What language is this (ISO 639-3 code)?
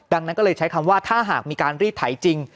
tha